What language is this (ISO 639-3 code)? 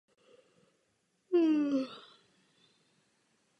ces